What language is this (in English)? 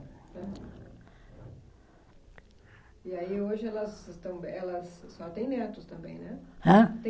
Portuguese